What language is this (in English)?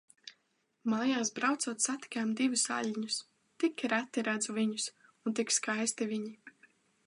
Latvian